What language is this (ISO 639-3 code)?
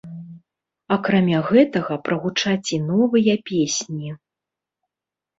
bel